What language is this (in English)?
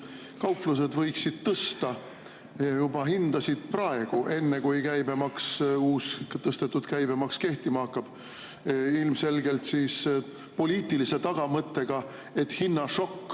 Estonian